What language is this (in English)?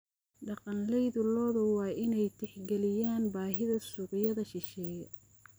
Somali